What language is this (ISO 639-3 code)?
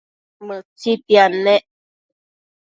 mcf